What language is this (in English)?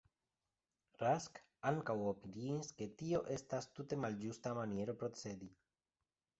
Esperanto